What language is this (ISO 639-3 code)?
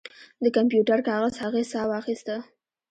pus